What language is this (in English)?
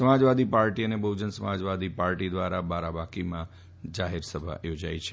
Gujarati